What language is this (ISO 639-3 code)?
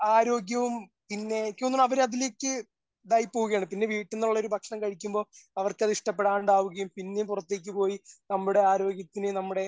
mal